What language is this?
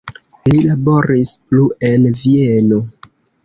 Esperanto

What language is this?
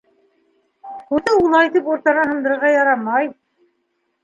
Bashkir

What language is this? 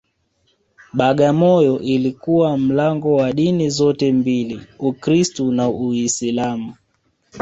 Swahili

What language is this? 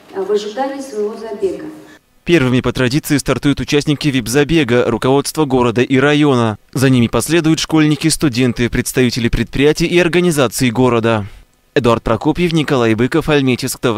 Russian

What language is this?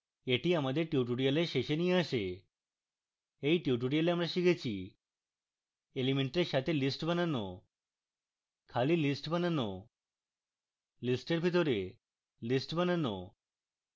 Bangla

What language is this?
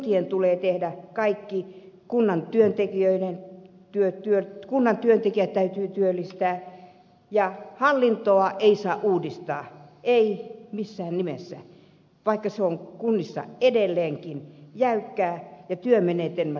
Finnish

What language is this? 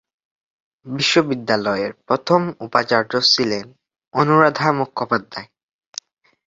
Bangla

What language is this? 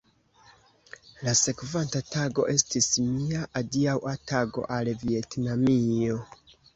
Esperanto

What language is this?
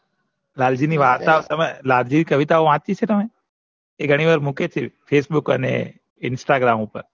Gujarati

